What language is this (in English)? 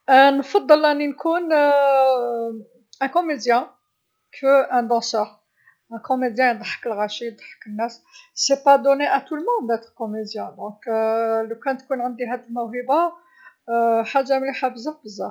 Algerian Arabic